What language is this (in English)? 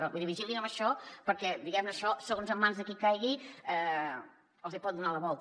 Catalan